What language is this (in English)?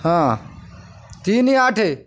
Odia